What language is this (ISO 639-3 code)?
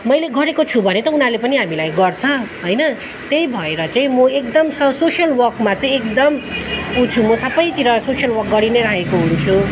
nep